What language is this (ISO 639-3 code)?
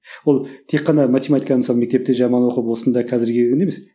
kaz